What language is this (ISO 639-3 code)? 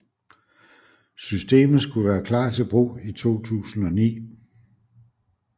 dan